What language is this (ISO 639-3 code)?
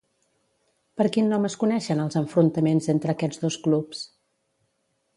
cat